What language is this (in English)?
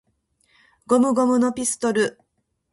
Japanese